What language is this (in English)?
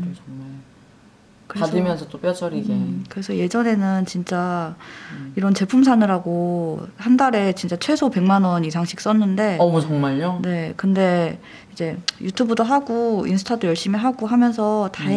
Korean